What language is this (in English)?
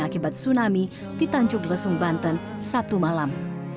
Indonesian